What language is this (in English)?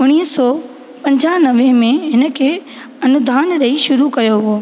Sindhi